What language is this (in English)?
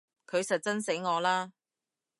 Cantonese